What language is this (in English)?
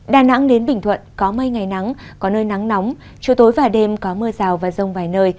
Vietnamese